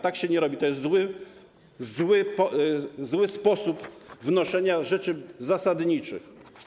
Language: Polish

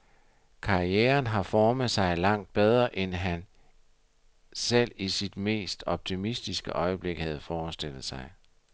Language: Danish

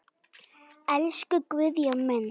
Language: Icelandic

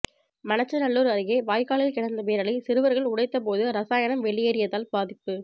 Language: Tamil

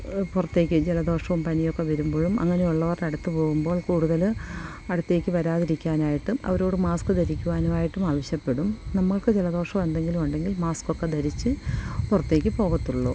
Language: Malayalam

